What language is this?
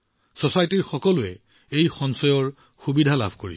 Assamese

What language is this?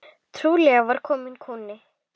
Icelandic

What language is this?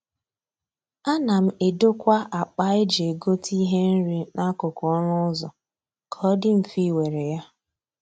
Igbo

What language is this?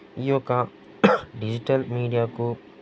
Telugu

